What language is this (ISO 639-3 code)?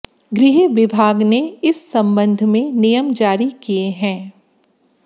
hin